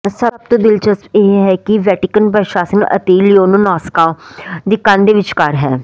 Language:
Punjabi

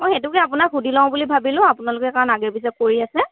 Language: Assamese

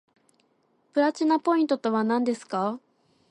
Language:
Japanese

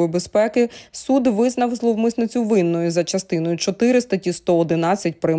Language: Ukrainian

